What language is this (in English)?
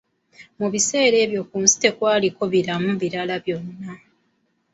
Ganda